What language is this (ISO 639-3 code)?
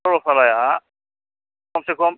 brx